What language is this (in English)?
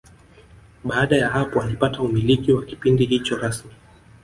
Swahili